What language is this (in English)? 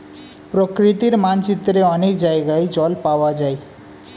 Bangla